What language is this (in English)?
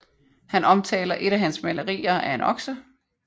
Danish